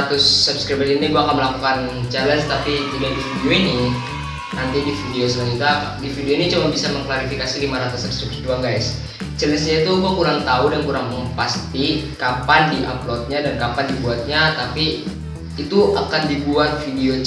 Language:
Indonesian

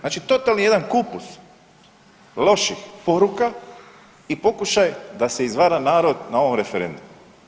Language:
Croatian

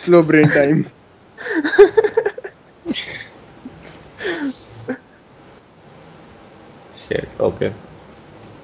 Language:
Urdu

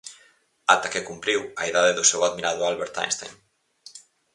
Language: Galician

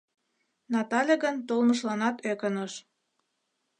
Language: Mari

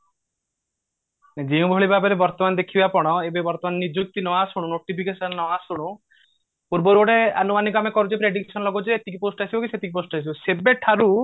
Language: Odia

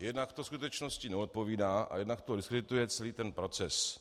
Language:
Czech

